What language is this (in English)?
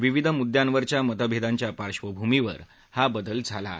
Marathi